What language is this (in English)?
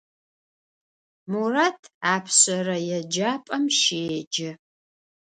Adyghe